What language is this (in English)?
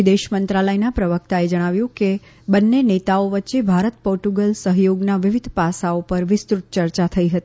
Gujarati